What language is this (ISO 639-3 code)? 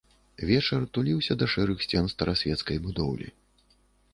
bel